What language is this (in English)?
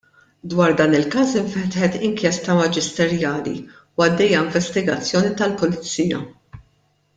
Maltese